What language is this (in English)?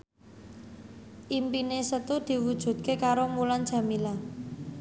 Javanese